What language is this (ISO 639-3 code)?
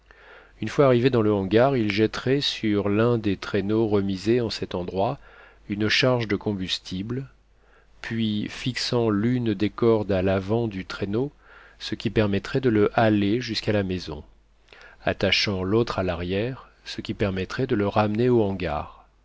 fra